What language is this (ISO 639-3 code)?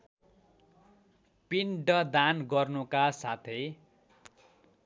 nep